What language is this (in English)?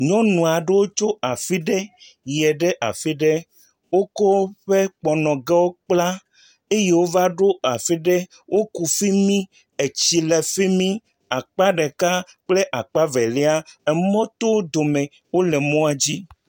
Ewe